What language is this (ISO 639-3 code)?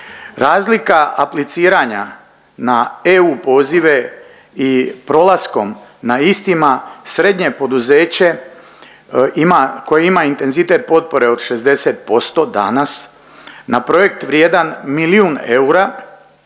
hrv